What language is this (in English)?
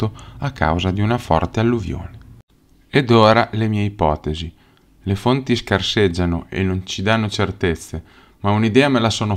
Italian